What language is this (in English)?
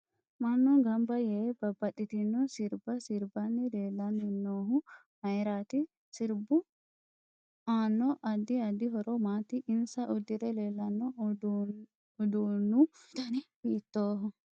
Sidamo